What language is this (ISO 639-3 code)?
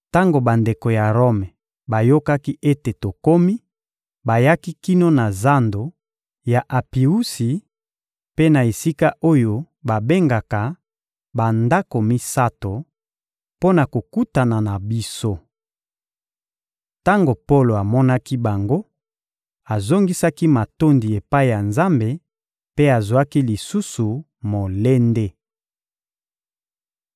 lin